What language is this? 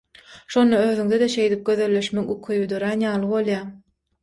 Turkmen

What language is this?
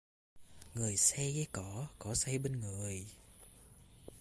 Vietnamese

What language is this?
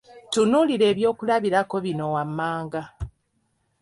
Ganda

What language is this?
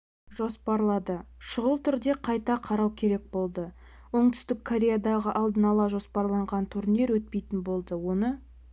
Kazakh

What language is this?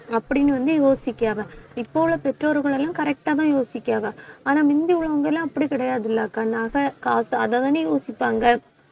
Tamil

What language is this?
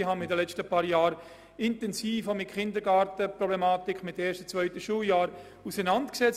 Swiss German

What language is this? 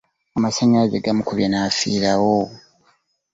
Ganda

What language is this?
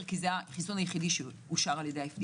Hebrew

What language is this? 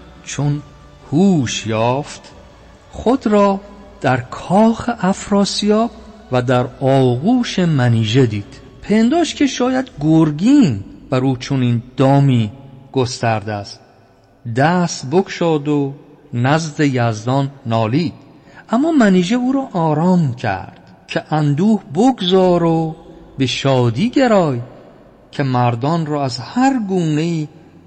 Persian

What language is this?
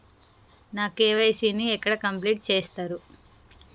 Telugu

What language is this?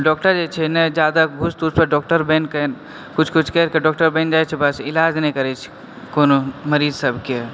Maithili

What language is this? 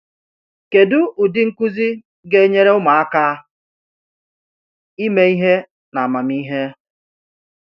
Igbo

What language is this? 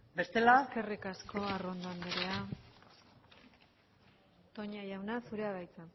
Basque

